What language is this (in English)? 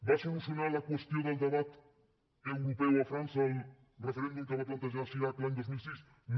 Catalan